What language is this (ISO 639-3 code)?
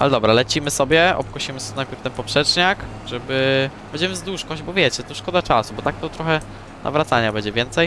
pol